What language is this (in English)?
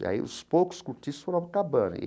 Portuguese